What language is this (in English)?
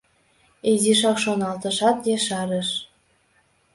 Mari